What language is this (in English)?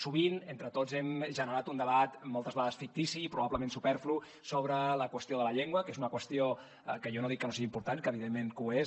Catalan